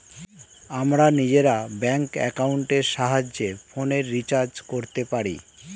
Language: Bangla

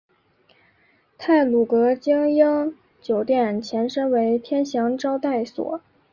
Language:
Chinese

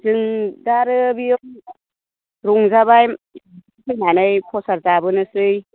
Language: Bodo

